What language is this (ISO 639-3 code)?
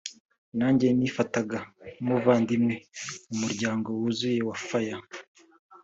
kin